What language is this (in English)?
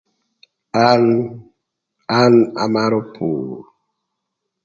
Thur